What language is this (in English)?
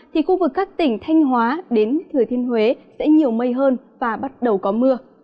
Vietnamese